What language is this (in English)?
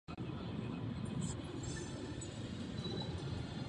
Czech